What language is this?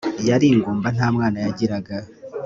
Kinyarwanda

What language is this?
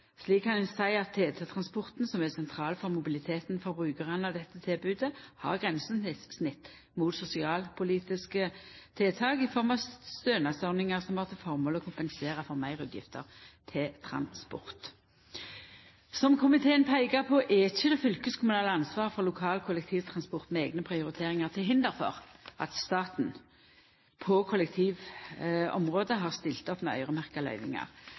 Norwegian Nynorsk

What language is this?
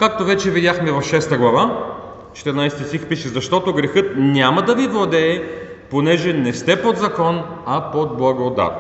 Bulgarian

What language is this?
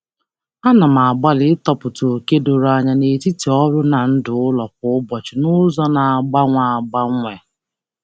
Igbo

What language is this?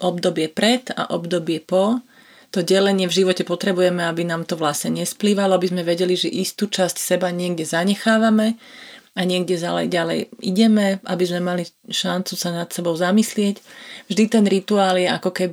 Slovak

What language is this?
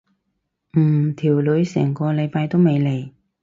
Cantonese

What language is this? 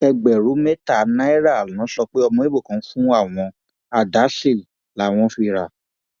Yoruba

